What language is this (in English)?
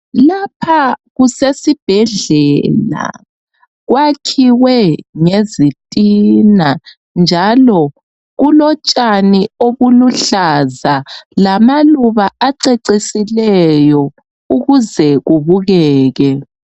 North Ndebele